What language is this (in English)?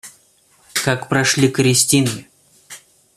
Russian